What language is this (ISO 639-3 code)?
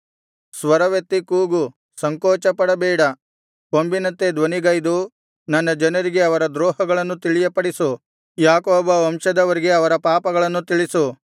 kan